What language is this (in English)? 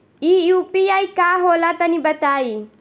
Bhojpuri